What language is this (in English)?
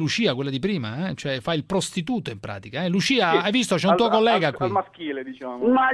Italian